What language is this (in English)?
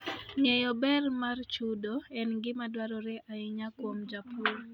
Luo (Kenya and Tanzania)